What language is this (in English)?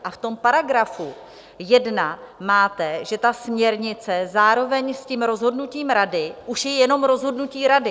Czech